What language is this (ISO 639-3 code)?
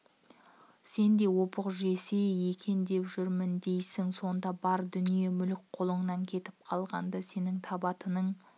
kaz